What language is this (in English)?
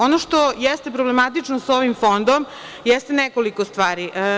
Serbian